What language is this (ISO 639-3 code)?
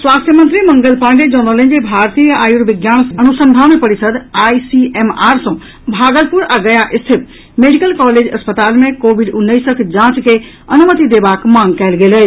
mai